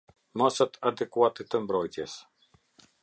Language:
Albanian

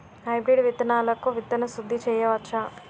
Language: Telugu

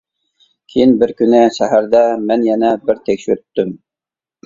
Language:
Uyghur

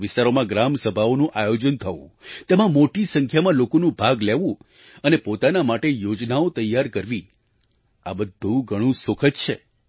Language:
Gujarati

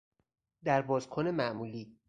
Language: Persian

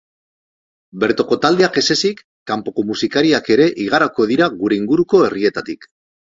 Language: Basque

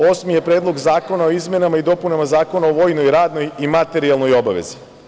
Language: Serbian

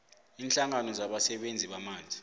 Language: South Ndebele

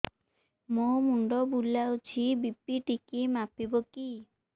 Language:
Odia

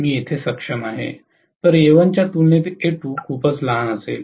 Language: Marathi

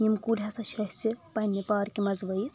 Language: Kashmiri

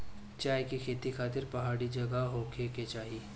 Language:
Bhojpuri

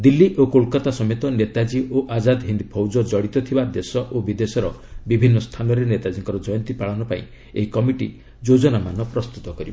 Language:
Odia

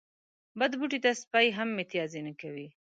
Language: Pashto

